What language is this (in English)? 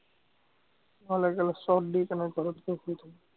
Assamese